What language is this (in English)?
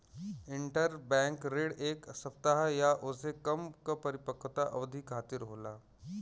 Bhojpuri